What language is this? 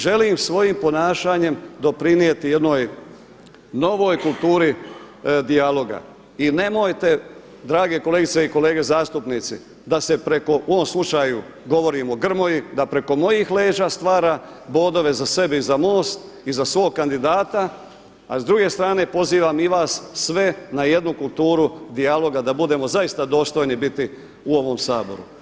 Croatian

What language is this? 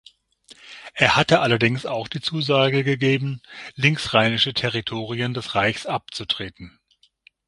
German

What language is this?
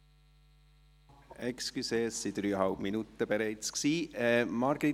Swiss German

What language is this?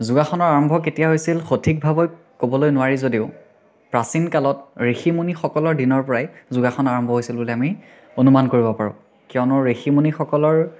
Assamese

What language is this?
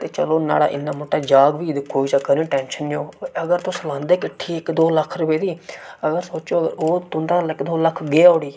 Dogri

